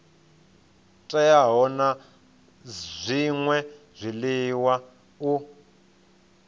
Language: Venda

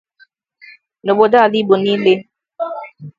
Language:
Igbo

